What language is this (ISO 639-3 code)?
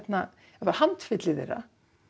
isl